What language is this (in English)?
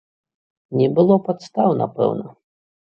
Belarusian